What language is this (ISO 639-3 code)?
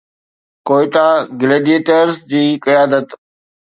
snd